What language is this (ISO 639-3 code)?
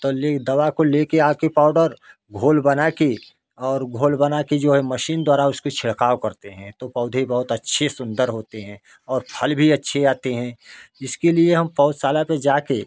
hin